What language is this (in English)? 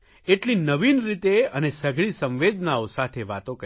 Gujarati